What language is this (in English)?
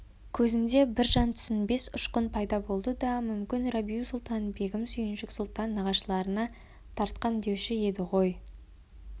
Kazakh